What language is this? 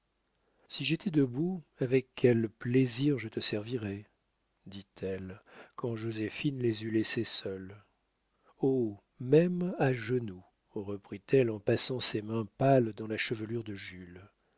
French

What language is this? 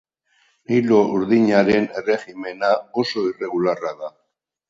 Basque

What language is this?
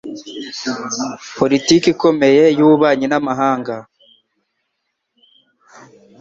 Kinyarwanda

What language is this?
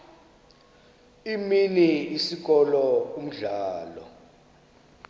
Xhosa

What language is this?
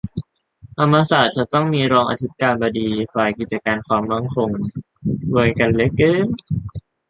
Thai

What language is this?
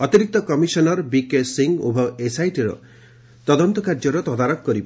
Odia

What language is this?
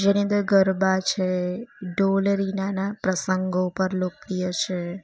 Gujarati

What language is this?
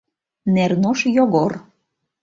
Mari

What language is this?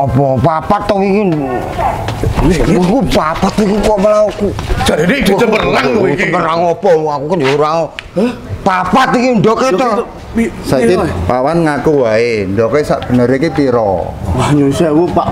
Indonesian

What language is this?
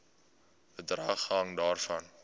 Afrikaans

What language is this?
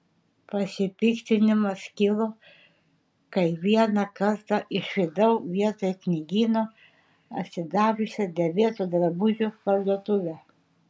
Lithuanian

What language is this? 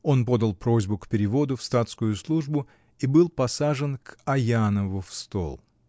Russian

